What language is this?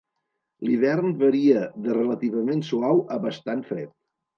Catalan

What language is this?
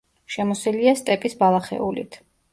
Georgian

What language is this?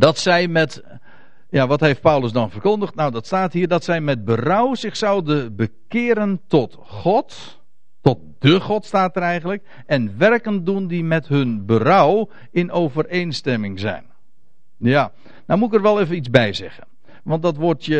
Dutch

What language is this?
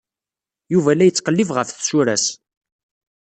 Kabyle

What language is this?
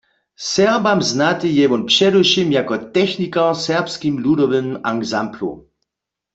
Upper Sorbian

